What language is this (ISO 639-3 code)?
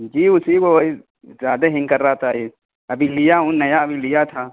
urd